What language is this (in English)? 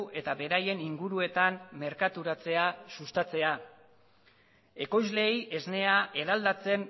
Basque